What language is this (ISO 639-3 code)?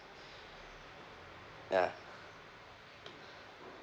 eng